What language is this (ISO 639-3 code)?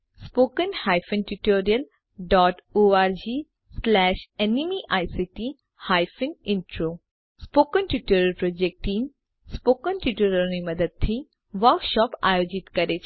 guj